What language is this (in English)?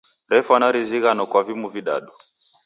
Taita